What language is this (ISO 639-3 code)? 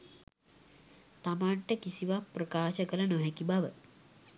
sin